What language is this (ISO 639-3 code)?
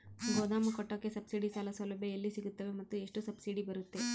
kan